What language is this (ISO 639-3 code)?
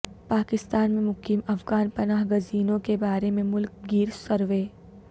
urd